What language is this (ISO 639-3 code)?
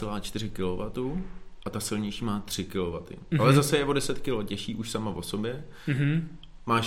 ces